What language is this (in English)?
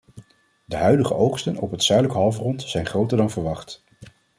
Dutch